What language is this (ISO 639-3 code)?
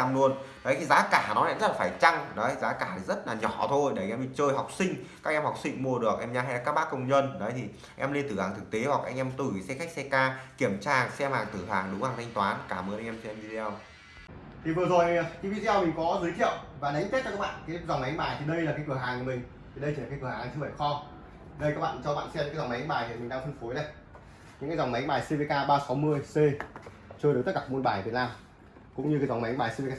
vie